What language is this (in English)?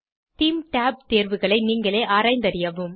Tamil